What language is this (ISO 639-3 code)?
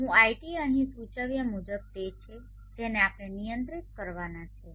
guj